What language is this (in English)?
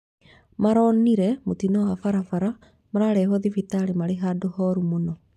Kikuyu